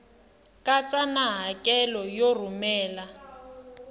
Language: Tsonga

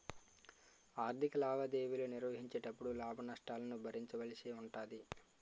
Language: Telugu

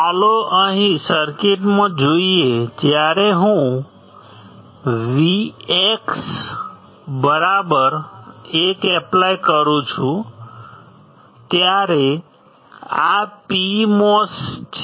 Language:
Gujarati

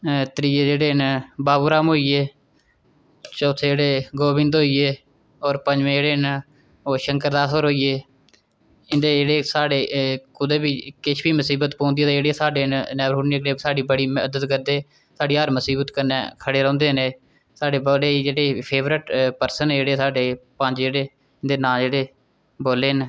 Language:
Dogri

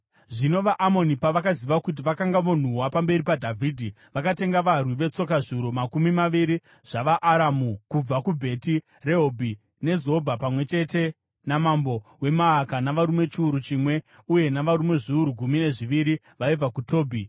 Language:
Shona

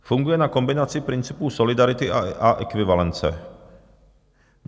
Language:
Czech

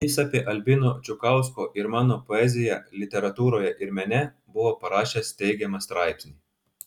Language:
Lithuanian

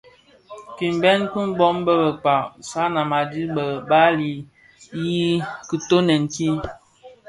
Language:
Bafia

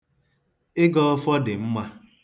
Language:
Igbo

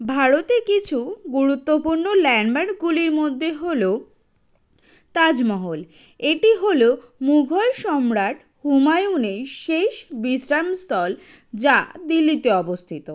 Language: Bangla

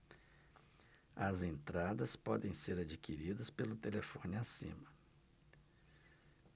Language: Portuguese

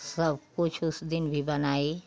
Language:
Hindi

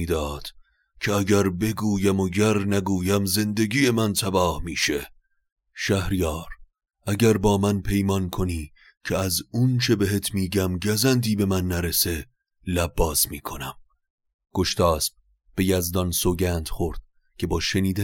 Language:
Persian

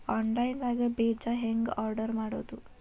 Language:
Kannada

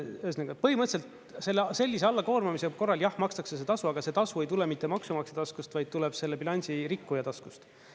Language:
Estonian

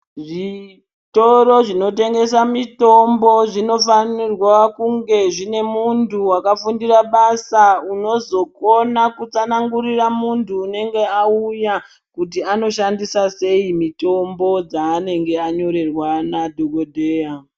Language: Ndau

